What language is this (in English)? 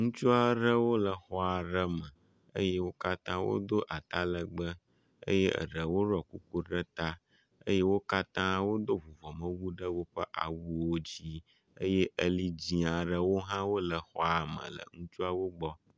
Ewe